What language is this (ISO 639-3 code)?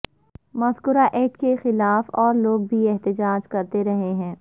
urd